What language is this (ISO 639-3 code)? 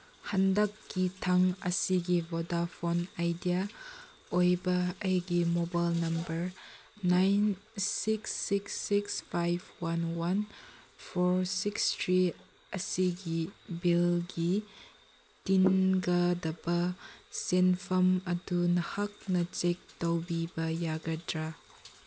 mni